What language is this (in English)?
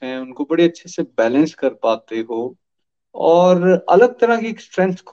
Hindi